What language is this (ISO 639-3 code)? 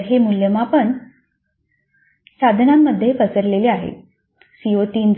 mar